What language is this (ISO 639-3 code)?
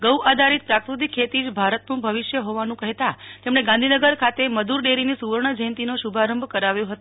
guj